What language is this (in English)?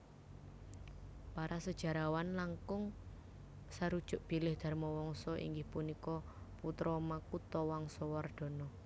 Javanese